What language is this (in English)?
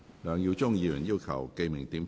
Cantonese